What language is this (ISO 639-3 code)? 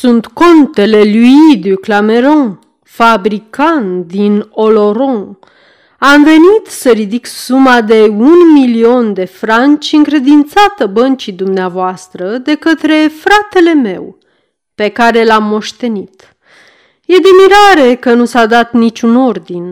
ron